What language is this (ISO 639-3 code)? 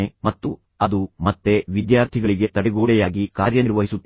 kan